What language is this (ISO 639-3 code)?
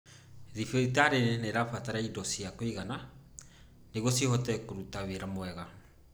kik